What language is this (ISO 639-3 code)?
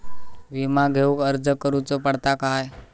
mar